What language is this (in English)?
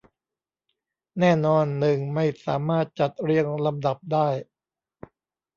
Thai